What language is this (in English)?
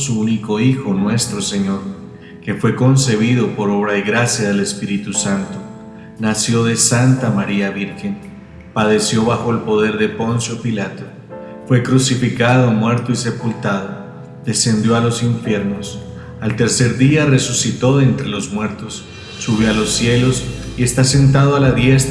Spanish